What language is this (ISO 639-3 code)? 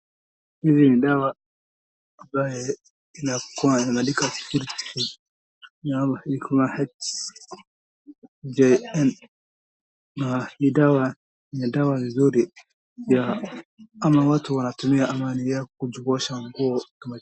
swa